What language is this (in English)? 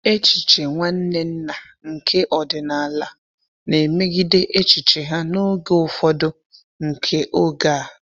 Igbo